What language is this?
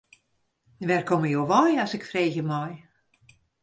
Western Frisian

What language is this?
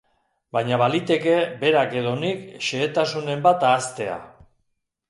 Basque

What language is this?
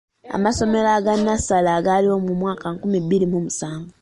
Ganda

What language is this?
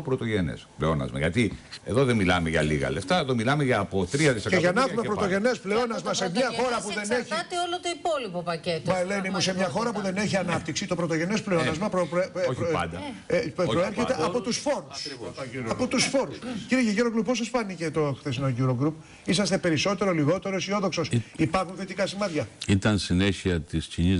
Greek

